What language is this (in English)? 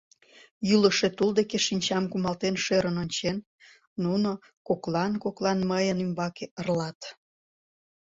Mari